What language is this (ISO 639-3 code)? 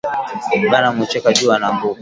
swa